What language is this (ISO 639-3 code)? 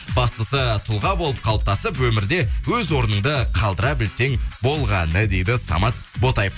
kaz